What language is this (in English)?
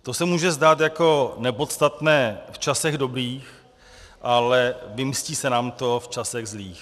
Czech